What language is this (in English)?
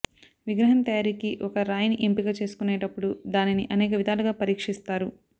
Telugu